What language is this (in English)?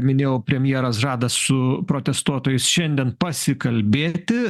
Lithuanian